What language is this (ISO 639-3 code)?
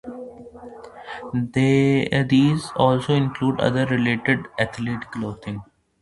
eng